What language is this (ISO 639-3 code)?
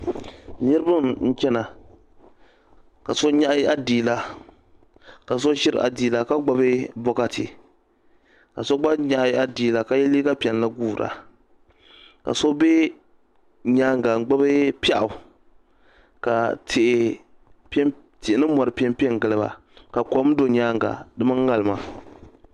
dag